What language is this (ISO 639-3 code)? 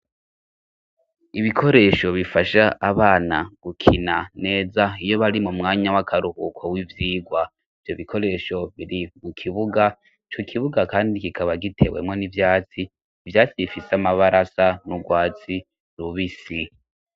run